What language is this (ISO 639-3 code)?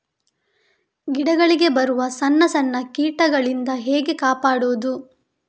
kan